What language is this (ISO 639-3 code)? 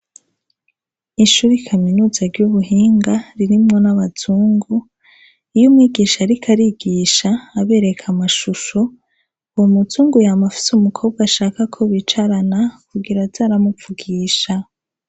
run